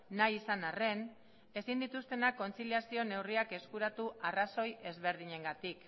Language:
Basque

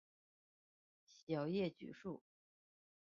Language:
Chinese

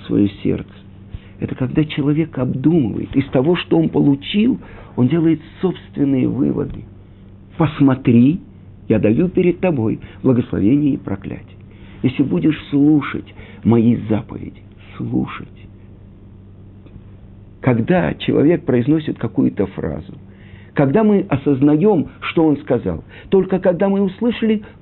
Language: Russian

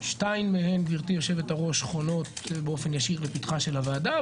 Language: Hebrew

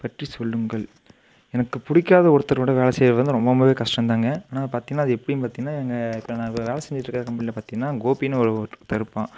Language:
Tamil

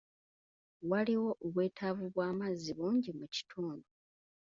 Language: Ganda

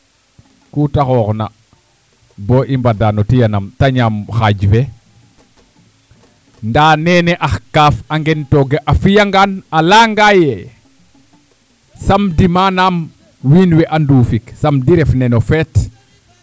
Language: Serer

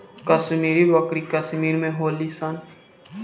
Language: Bhojpuri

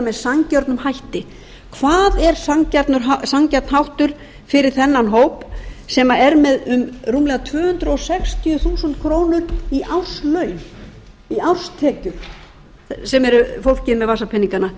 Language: Icelandic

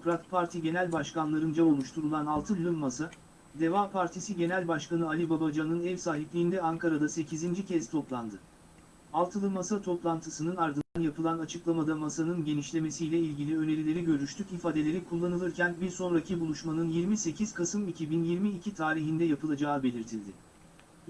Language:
Turkish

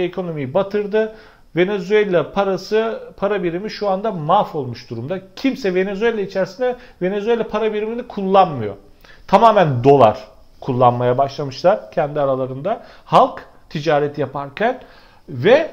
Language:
Turkish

